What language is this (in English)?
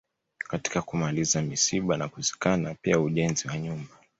Swahili